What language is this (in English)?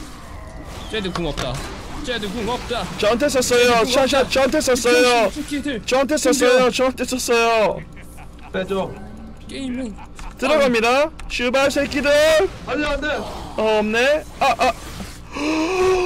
Korean